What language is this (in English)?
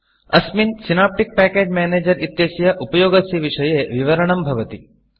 Sanskrit